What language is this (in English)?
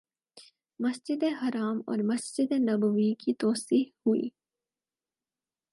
Urdu